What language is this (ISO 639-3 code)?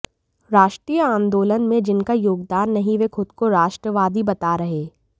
hin